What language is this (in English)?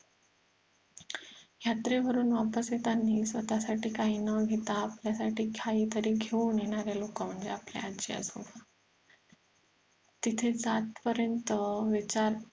Marathi